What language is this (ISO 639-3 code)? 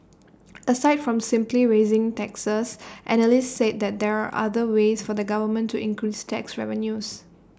eng